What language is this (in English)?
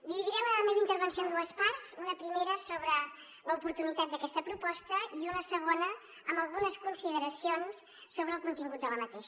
Catalan